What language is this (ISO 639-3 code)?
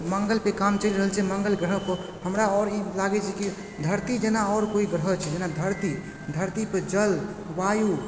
mai